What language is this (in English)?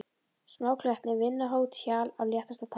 Icelandic